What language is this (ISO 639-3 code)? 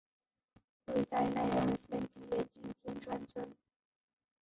zho